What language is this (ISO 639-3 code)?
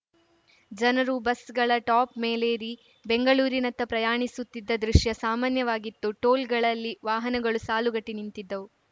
kan